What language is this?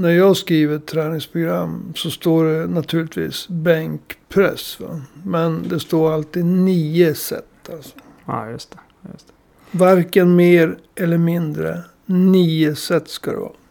Swedish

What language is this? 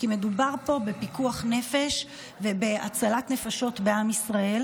Hebrew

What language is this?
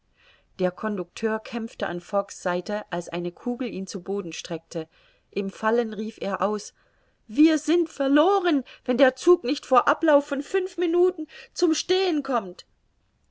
German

